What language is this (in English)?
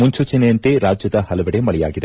Kannada